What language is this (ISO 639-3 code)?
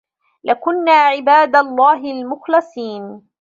ara